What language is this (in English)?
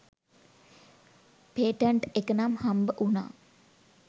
Sinhala